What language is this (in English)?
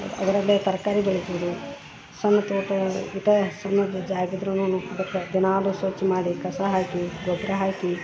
Kannada